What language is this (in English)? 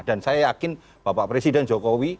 Indonesian